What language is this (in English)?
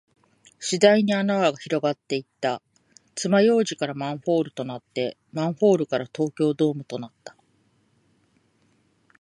Japanese